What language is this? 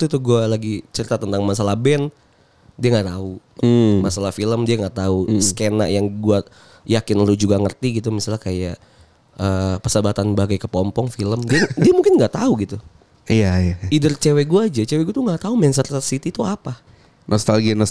Indonesian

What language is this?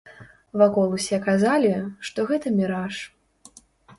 Belarusian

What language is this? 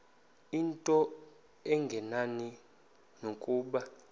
Xhosa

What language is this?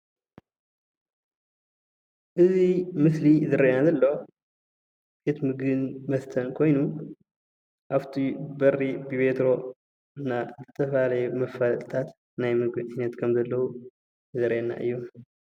Tigrinya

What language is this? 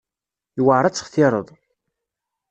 Kabyle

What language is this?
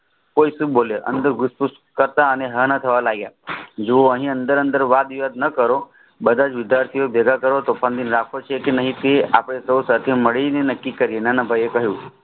Gujarati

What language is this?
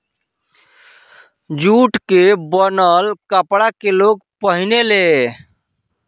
Bhojpuri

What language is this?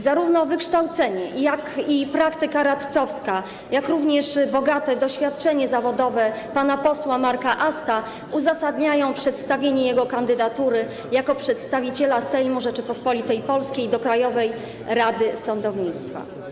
Polish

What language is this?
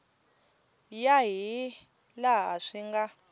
Tsonga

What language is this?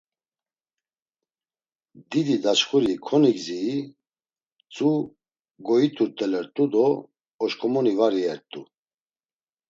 Laz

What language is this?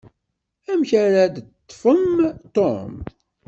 Kabyle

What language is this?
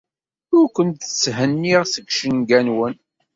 Kabyle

